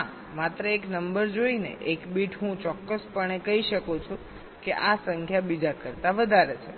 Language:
Gujarati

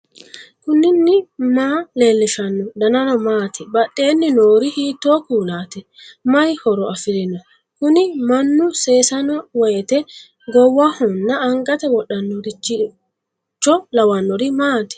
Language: Sidamo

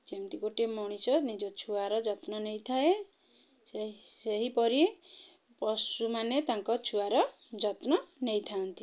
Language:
Odia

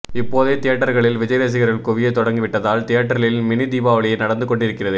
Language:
Tamil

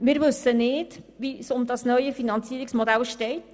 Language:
Swiss German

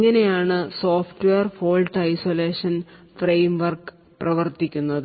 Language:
Malayalam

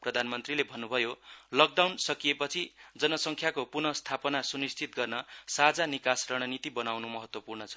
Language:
Nepali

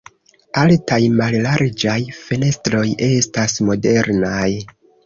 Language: Esperanto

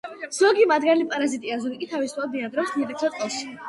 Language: Georgian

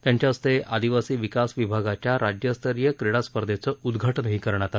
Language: Marathi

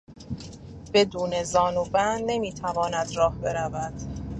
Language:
Persian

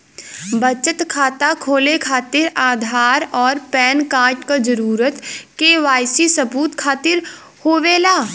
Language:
Bhojpuri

